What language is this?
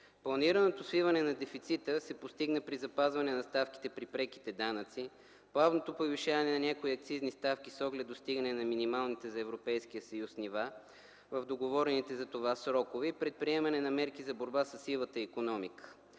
Bulgarian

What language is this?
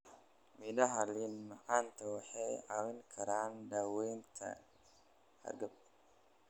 Somali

